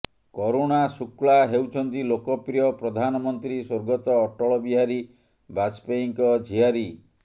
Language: Odia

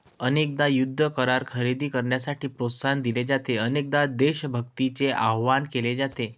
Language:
Marathi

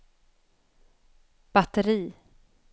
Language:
Swedish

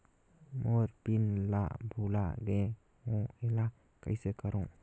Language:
Chhattisgarhi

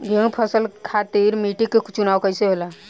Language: Bhojpuri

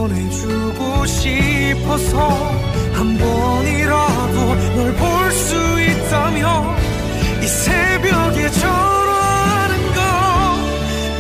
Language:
Korean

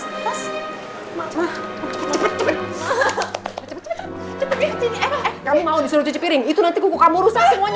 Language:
Indonesian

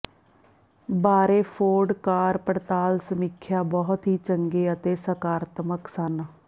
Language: Punjabi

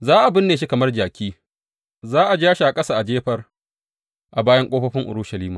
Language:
Hausa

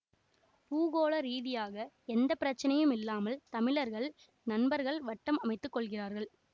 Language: Tamil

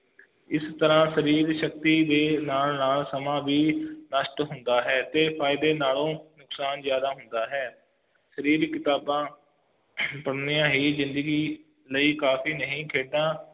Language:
Punjabi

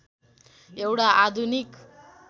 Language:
Nepali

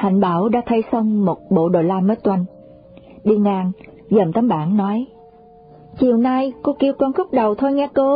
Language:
Vietnamese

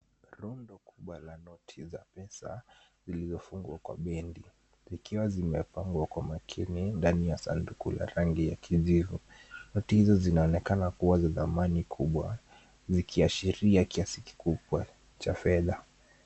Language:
Swahili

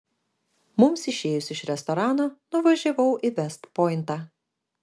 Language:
Lithuanian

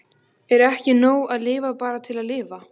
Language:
Icelandic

